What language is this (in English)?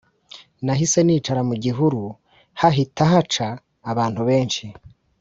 Kinyarwanda